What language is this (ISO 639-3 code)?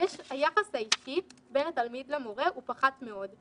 heb